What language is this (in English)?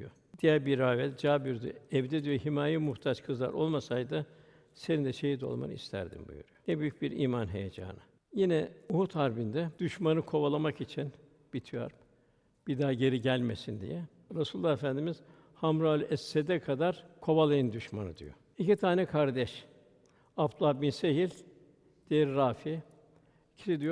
Turkish